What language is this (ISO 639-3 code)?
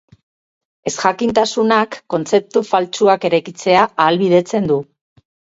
eus